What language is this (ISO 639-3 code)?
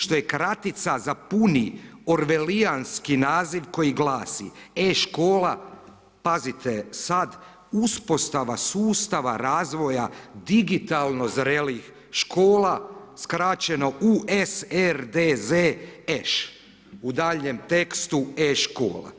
hrv